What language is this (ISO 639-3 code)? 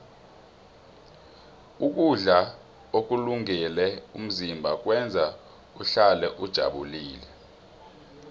nbl